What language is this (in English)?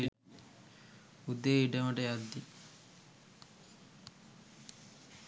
Sinhala